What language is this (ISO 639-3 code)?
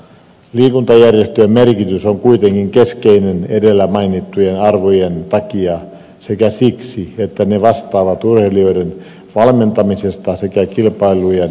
fin